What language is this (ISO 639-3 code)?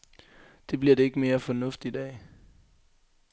dan